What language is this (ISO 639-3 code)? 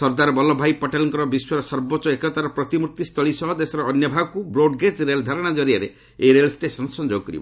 ori